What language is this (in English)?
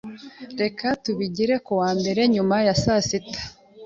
Kinyarwanda